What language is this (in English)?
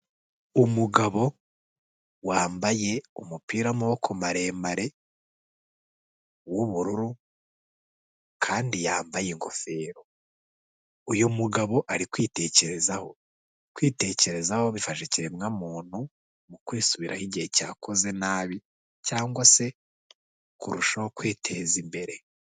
Kinyarwanda